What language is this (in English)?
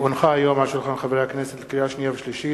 Hebrew